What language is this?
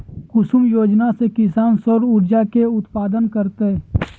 Magahi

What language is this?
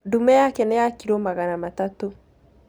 Kikuyu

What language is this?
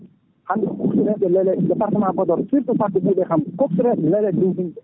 Fula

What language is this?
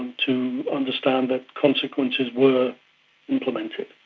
English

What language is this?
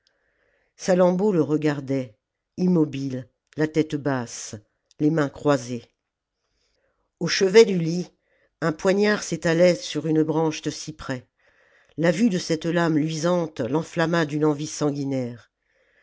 French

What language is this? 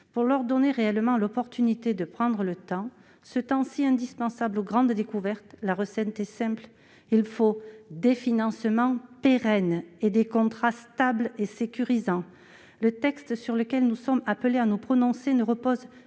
French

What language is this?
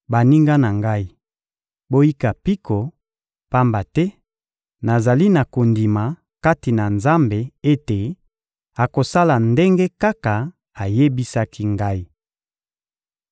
Lingala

